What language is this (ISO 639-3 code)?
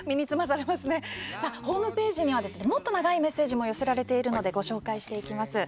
jpn